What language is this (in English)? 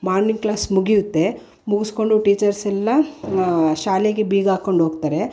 Kannada